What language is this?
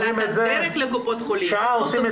Hebrew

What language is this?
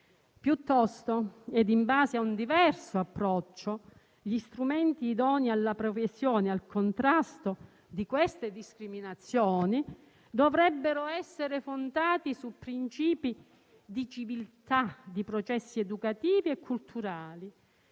Italian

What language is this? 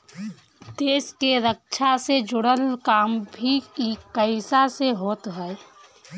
Bhojpuri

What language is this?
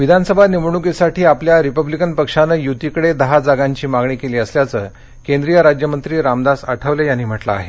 Marathi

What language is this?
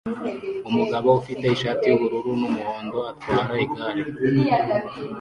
Kinyarwanda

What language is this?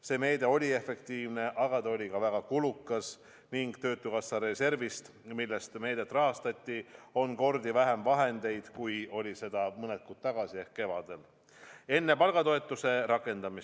Estonian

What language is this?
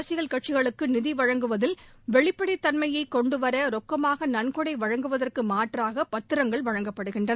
Tamil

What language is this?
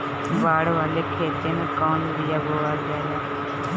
Bhojpuri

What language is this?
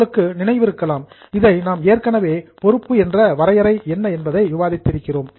Tamil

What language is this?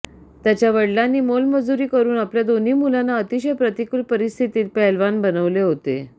Marathi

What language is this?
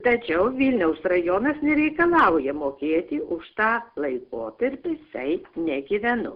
Lithuanian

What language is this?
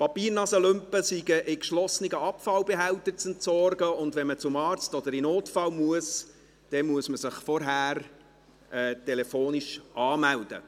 Swiss German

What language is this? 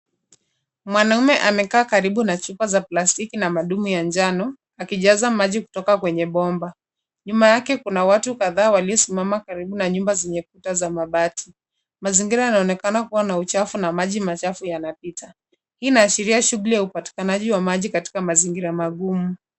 Swahili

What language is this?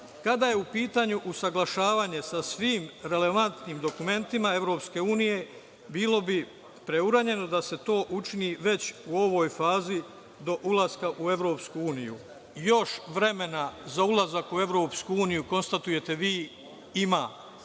Serbian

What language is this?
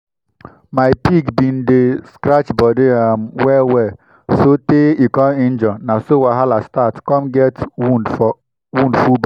Nigerian Pidgin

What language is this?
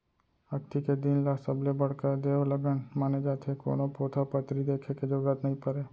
Chhattisgarhi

